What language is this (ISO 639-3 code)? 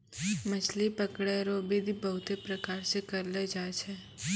mai